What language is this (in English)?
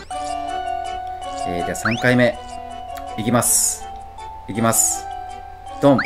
Japanese